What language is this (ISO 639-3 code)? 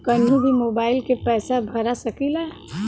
bho